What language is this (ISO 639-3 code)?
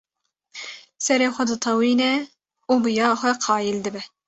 kur